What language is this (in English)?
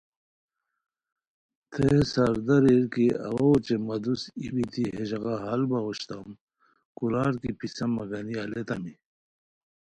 Khowar